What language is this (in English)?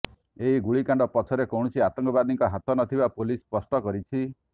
Odia